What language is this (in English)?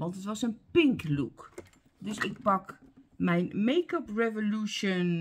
Dutch